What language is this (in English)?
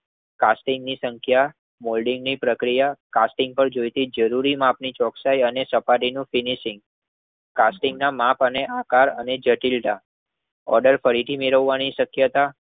Gujarati